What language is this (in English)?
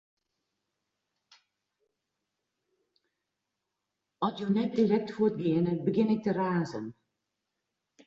Western Frisian